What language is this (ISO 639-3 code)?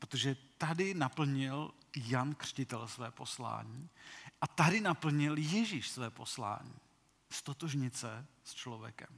ces